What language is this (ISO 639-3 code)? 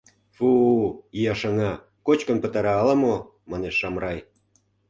chm